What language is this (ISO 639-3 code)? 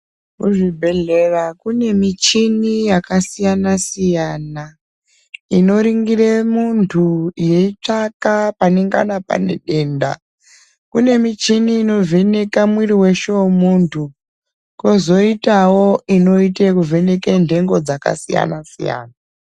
ndc